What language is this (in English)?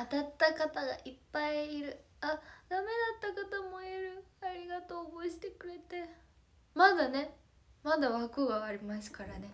Japanese